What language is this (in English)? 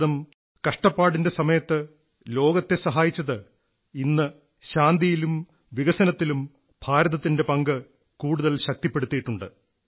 Malayalam